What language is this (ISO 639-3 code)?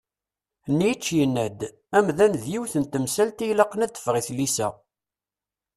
kab